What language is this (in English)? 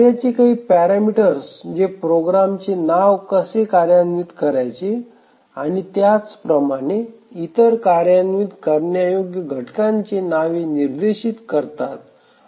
Marathi